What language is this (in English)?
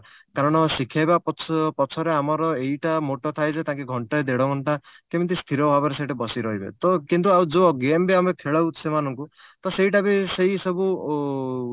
Odia